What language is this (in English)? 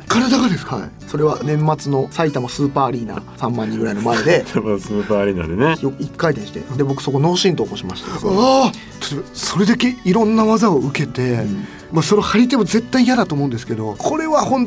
Japanese